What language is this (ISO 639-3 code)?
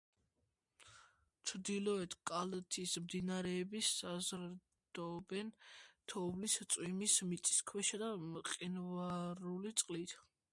kat